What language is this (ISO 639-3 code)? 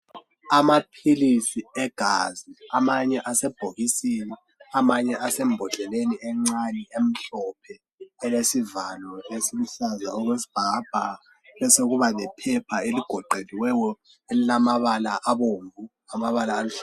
nde